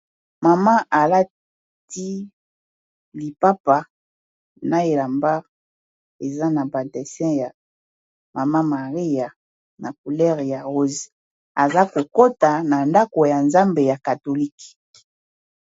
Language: Lingala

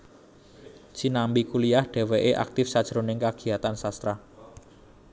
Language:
Javanese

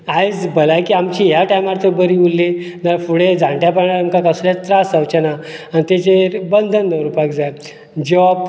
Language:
Konkani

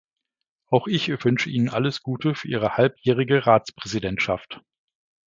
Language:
German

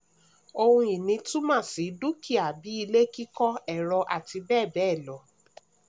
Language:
Yoruba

